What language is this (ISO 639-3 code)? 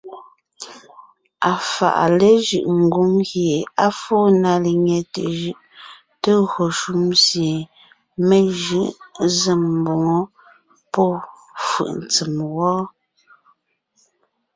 nnh